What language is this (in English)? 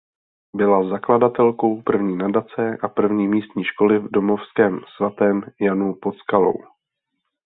Czech